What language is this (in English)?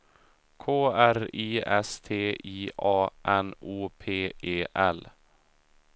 Swedish